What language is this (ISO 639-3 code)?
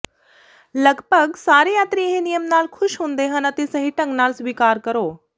pan